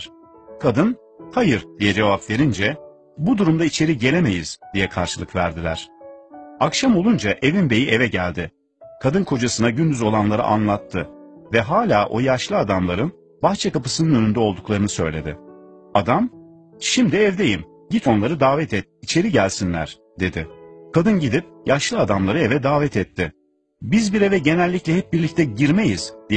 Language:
Turkish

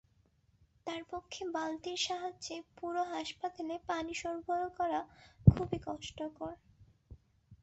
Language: Bangla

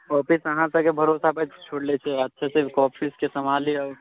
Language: Maithili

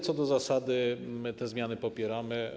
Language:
Polish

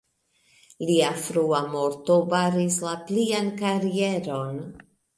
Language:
Esperanto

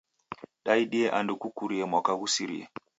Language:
Taita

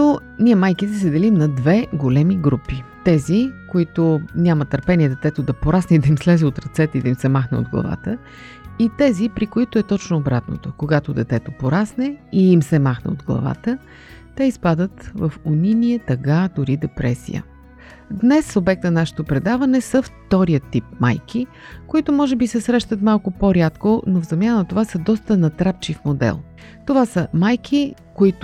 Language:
Bulgarian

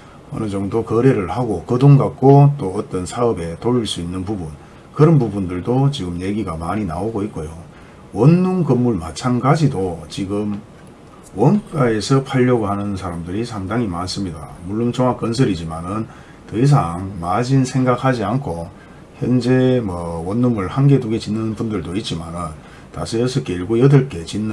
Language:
Korean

